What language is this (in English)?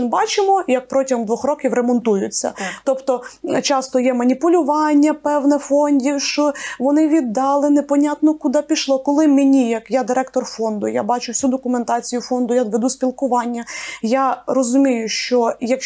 Ukrainian